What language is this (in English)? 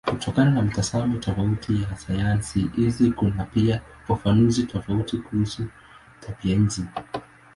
Swahili